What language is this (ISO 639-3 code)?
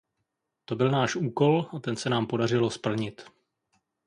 ces